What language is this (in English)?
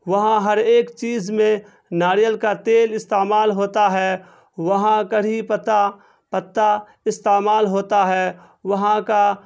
Urdu